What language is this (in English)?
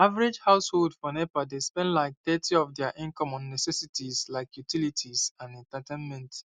Nigerian Pidgin